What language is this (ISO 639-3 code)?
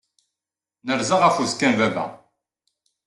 kab